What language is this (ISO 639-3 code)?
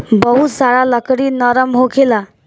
bho